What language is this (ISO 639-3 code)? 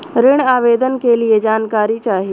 bho